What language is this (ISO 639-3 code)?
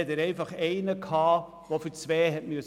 gsw